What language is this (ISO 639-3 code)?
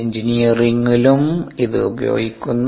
mal